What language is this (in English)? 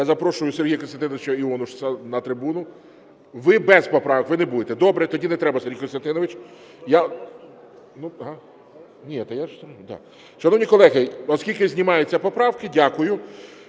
Ukrainian